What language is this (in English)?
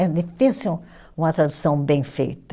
Portuguese